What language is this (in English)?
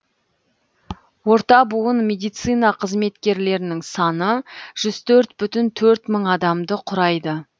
Kazakh